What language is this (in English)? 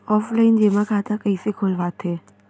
Chhattisgarhi